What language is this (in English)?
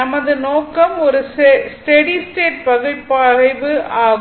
Tamil